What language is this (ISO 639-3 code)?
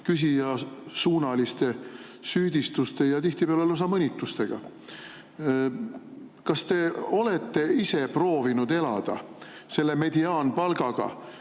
est